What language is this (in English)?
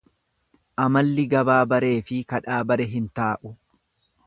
Oromo